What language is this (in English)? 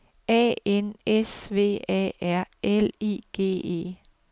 Danish